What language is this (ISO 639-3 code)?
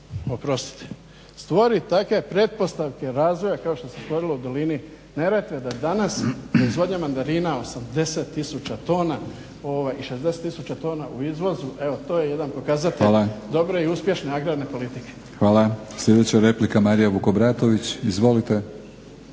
hrv